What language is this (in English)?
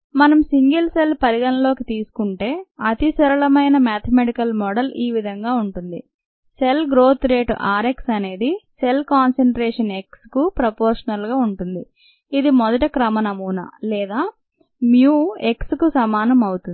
Telugu